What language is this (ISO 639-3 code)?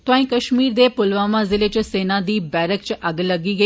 doi